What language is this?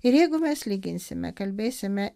Lithuanian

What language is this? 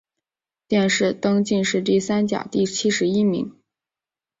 Chinese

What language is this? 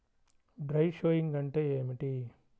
Telugu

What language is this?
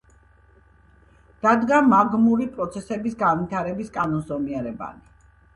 Georgian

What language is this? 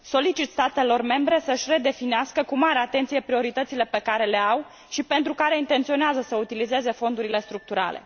Romanian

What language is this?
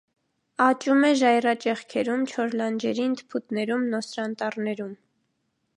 Armenian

